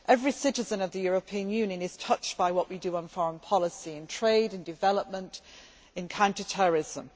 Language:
English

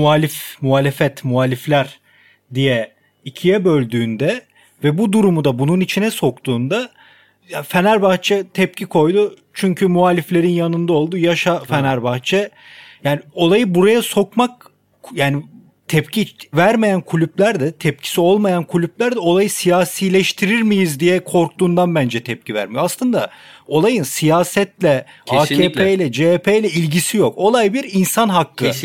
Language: Turkish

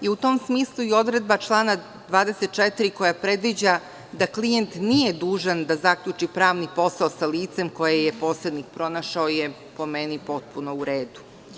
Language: Serbian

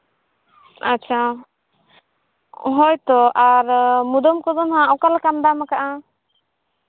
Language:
Santali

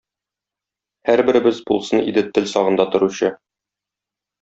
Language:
Tatar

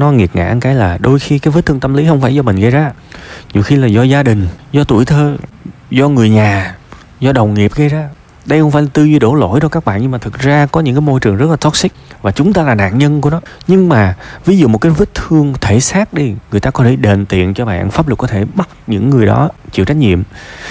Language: Vietnamese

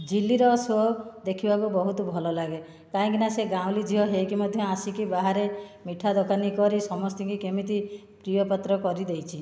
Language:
Odia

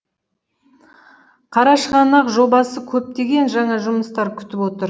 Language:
Kazakh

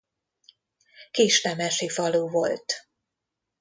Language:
Hungarian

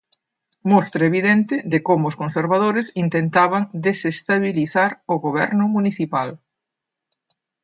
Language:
Galician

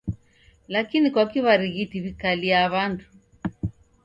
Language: Taita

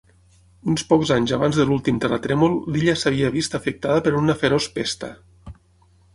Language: Catalan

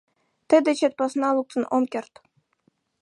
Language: Mari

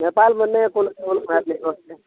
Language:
Maithili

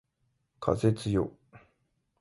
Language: Japanese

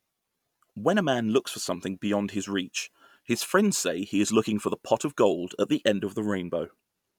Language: English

